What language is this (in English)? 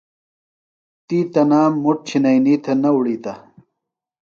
Phalura